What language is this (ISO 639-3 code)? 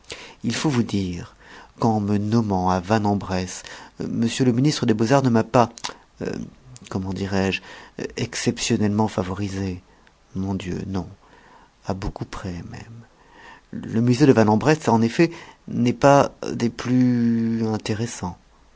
fra